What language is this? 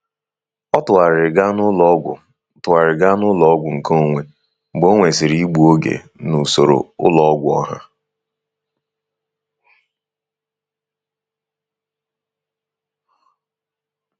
Igbo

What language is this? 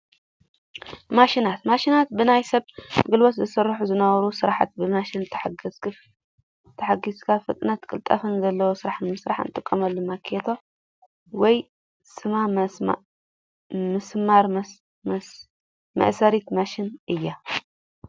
Tigrinya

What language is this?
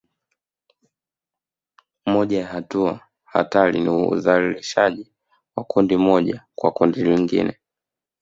Swahili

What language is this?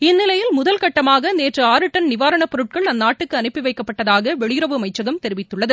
Tamil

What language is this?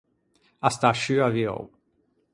Ligurian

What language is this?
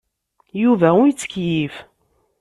Kabyle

